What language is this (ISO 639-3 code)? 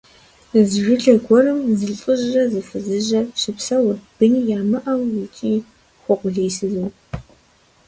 kbd